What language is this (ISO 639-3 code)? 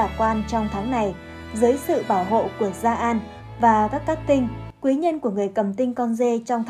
vie